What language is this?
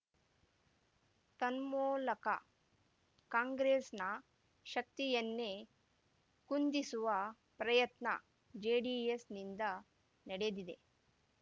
Kannada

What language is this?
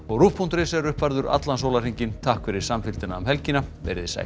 Icelandic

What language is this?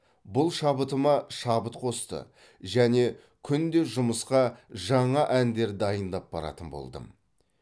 Kazakh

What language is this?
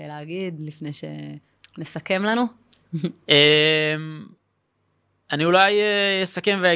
Hebrew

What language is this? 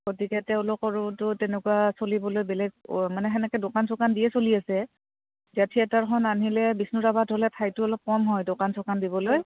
Assamese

